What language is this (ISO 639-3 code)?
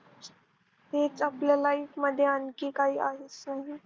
mar